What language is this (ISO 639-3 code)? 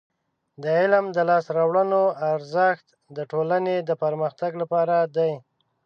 pus